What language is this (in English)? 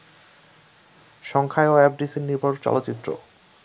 Bangla